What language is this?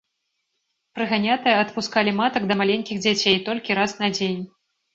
Belarusian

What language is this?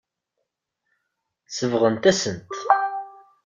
Kabyle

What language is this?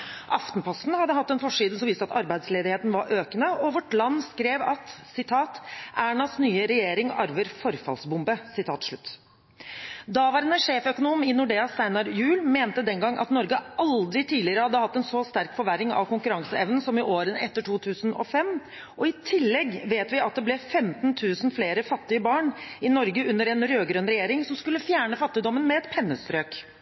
Norwegian Bokmål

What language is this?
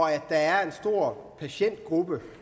Danish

